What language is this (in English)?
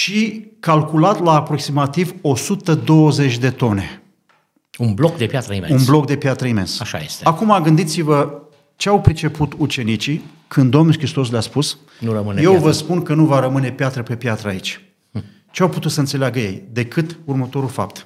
Romanian